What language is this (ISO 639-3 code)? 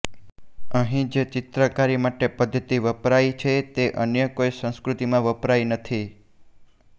guj